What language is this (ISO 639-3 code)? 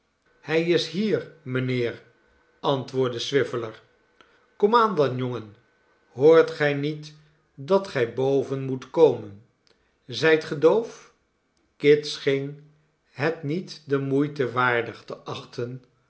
nld